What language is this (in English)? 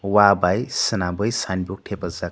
Kok Borok